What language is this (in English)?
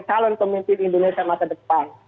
Indonesian